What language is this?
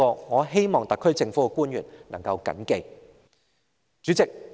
Cantonese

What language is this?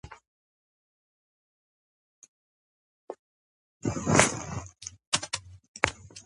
Georgian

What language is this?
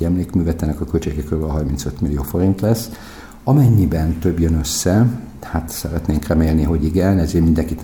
Hungarian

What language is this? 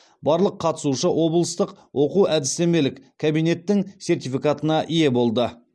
Kazakh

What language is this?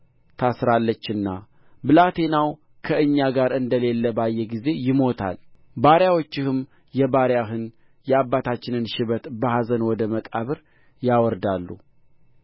Amharic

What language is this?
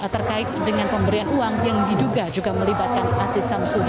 Indonesian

